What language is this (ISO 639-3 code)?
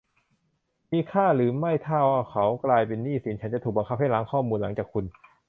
tha